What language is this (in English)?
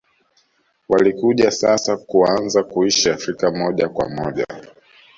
Swahili